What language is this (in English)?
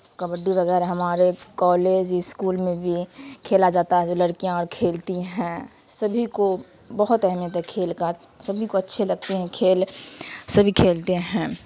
Urdu